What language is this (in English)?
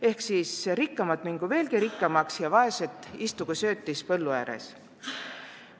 Estonian